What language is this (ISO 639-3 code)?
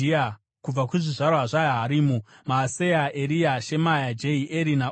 sna